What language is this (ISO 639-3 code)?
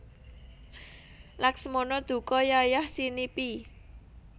jav